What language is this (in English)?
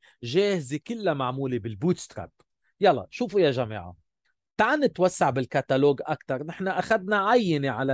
Arabic